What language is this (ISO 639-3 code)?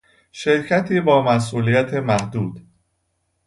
fas